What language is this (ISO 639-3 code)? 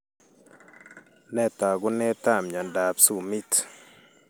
kln